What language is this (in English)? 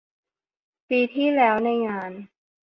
Thai